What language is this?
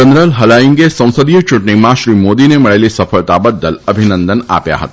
Gujarati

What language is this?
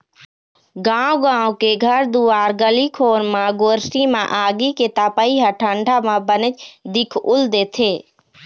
Chhattisgarhi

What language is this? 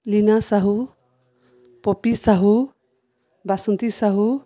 Odia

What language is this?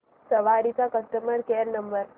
Marathi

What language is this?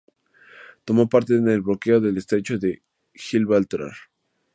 Spanish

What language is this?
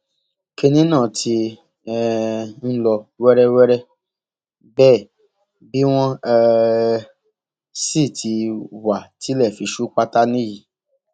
Yoruba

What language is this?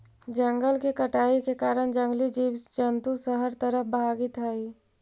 Magahi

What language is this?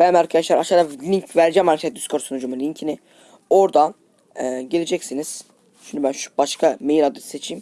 Turkish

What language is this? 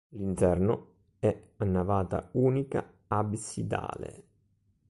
Italian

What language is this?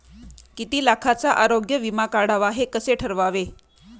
Marathi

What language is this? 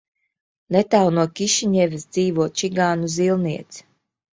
Latvian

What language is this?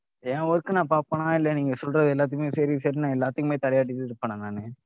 Tamil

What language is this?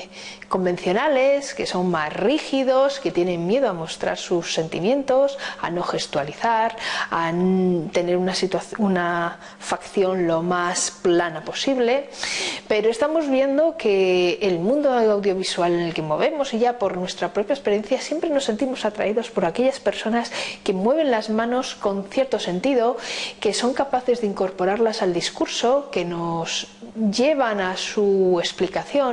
Spanish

